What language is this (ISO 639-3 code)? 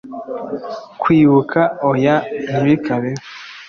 kin